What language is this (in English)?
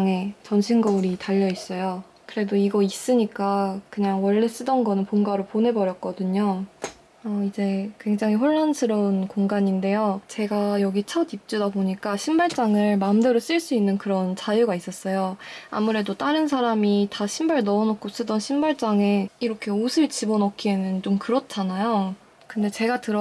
Korean